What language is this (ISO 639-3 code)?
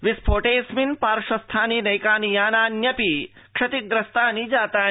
san